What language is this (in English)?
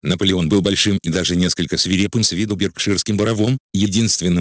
Russian